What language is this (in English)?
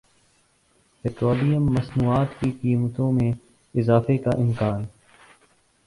Urdu